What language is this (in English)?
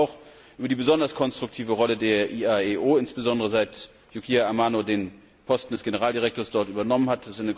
German